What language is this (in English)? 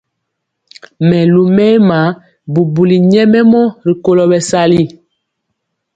Mpiemo